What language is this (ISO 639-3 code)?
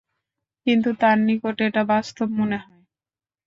ben